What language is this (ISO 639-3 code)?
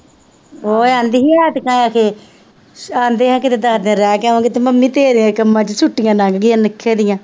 pan